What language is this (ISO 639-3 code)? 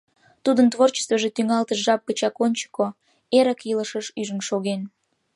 chm